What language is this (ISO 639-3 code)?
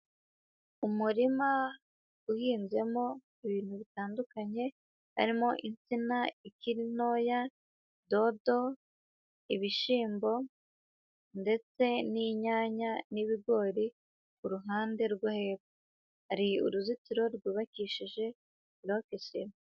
kin